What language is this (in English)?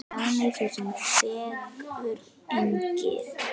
Icelandic